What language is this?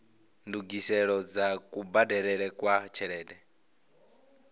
Venda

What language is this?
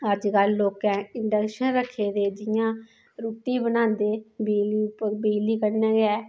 Dogri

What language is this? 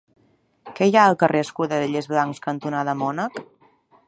Catalan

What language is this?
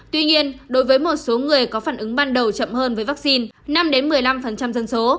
Vietnamese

